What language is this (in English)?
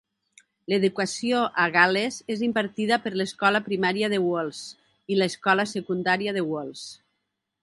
Catalan